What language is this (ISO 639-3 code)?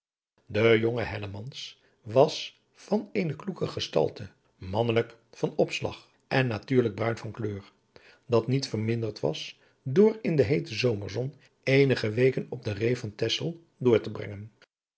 nld